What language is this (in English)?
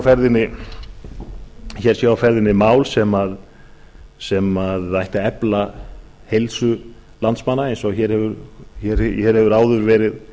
Icelandic